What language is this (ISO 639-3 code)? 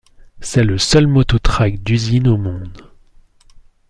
fra